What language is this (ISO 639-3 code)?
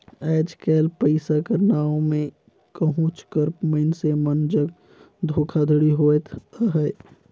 hne